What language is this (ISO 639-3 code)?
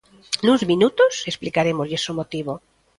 glg